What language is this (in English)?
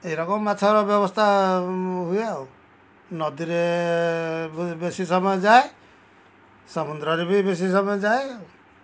Odia